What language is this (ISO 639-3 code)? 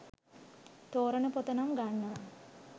sin